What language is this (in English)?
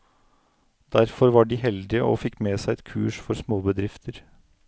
Norwegian